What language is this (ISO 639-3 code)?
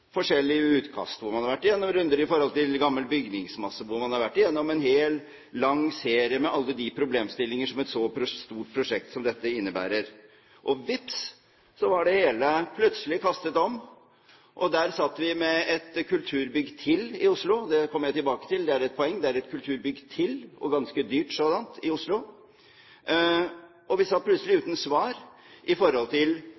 nob